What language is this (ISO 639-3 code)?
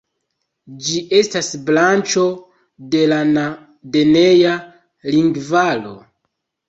epo